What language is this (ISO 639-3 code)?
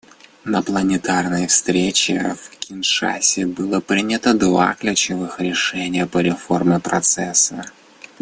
rus